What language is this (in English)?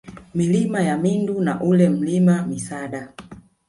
Swahili